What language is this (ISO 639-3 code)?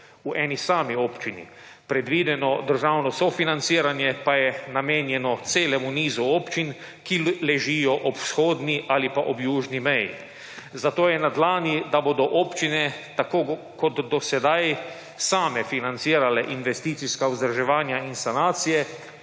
slv